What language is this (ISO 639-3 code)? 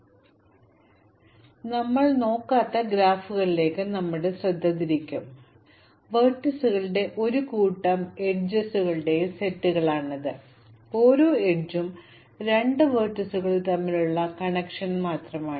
mal